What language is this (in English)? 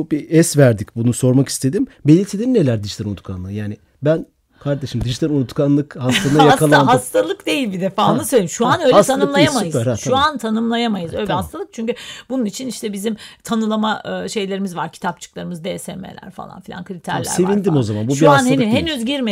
Turkish